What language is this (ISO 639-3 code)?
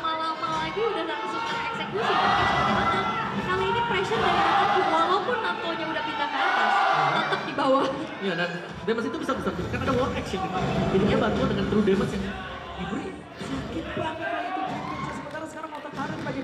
ind